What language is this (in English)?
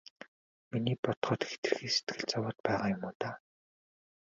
Mongolian